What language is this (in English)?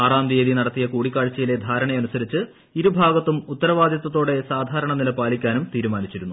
Malayalam